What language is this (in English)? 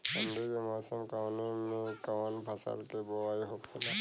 Bhojpuri